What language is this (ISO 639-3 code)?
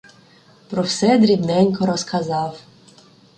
ukr